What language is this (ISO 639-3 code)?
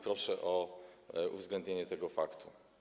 pol